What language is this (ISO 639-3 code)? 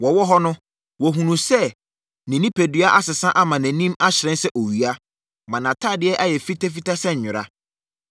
aka